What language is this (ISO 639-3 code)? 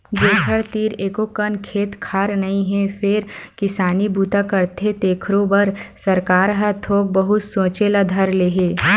hne